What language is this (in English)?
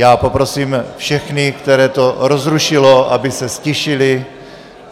Czech